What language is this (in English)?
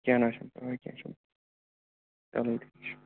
Kashmiri